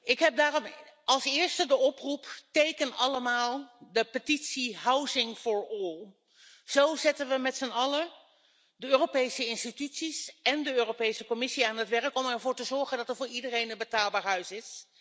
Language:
Dutch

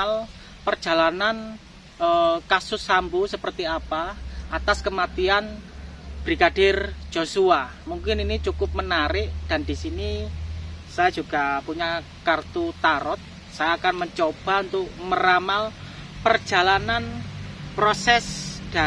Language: Indonesian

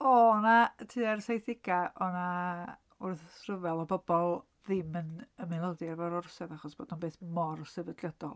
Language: Welsh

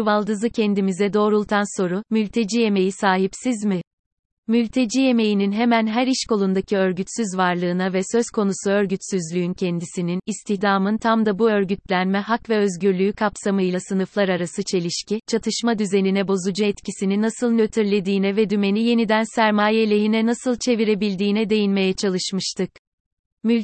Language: Turkish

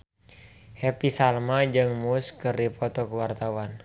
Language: Sundanese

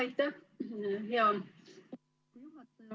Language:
Estonian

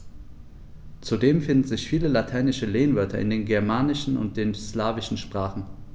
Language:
German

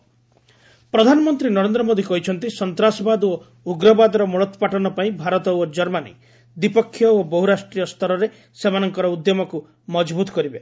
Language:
Odia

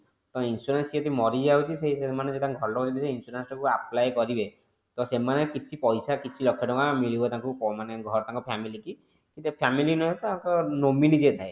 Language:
Odia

